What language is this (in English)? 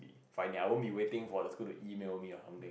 English